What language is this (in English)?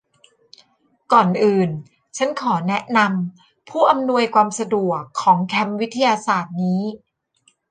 Thai